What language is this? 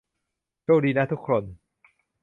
Thai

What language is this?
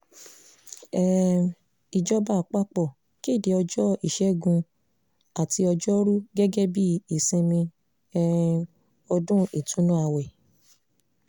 Yoruba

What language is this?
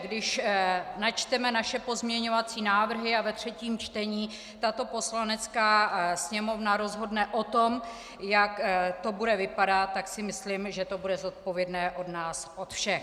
Czech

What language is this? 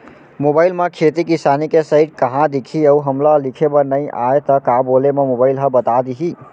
Chhattisgarhi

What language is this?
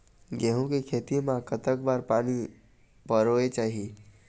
Chhattisgarhi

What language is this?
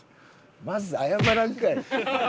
Japanese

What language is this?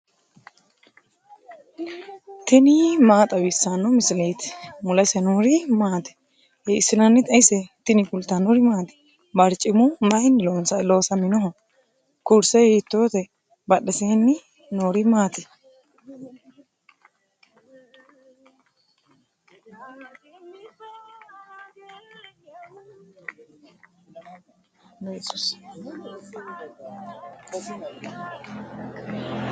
Sidamo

